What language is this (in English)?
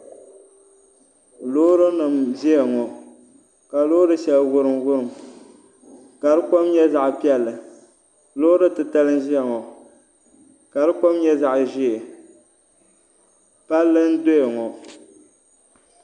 Dagbani